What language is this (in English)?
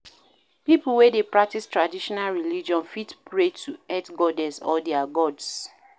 Nigerian Pidgin